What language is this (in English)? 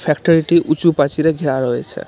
Bangla